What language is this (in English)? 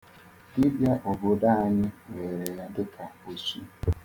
Igbo